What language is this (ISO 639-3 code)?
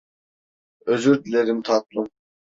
tur